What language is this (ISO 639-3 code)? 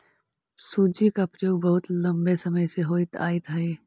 mag